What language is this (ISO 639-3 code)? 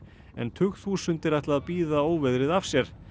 isl